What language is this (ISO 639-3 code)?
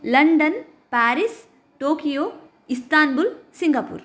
san